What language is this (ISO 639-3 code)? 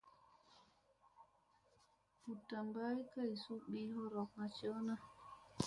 mse